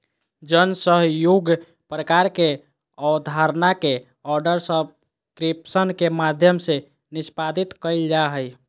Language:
Magahi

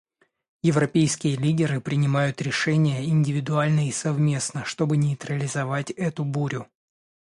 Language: Russian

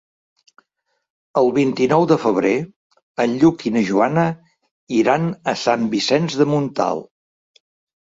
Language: Catalan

